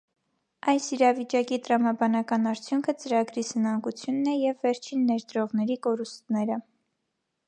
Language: Armenian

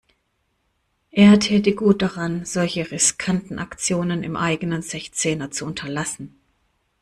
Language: German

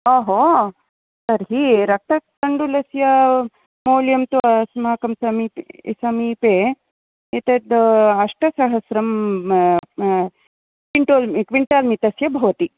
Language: Sanskrit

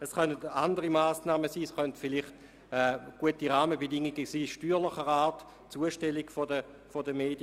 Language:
Swiss German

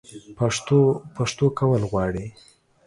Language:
Pashto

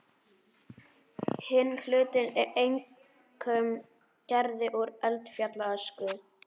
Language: Icelandic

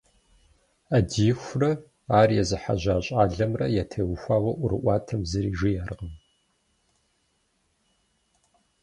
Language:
Kabardian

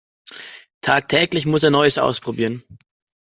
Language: German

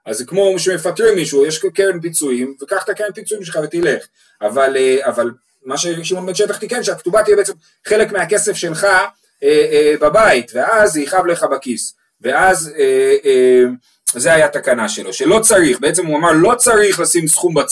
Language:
Hebrew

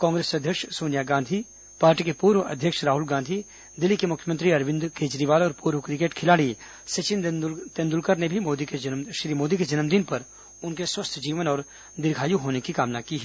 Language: Hindi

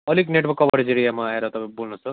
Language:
Nepali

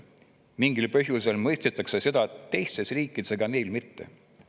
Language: Estonian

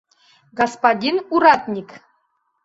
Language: Mari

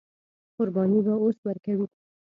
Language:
Pashto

